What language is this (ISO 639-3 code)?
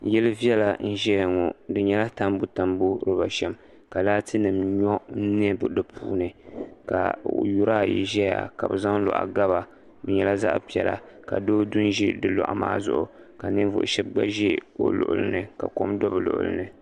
dag